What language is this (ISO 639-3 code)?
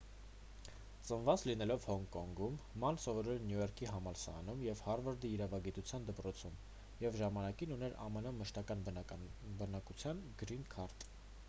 hye